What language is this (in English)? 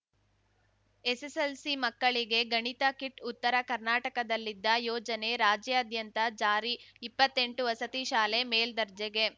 Kannada